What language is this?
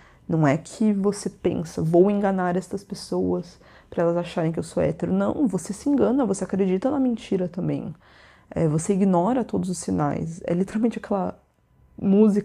Portuguese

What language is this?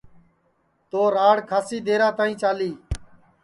Sansi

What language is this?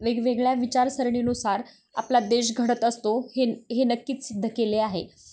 Marathi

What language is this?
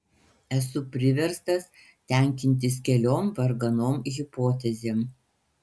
Lithuanian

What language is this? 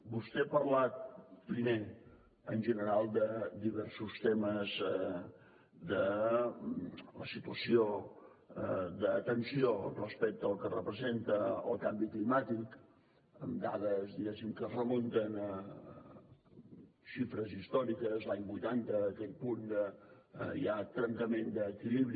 Catalan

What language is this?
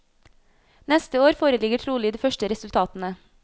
Norwegian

